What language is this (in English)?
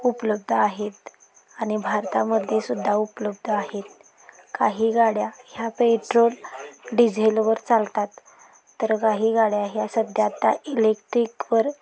Marathi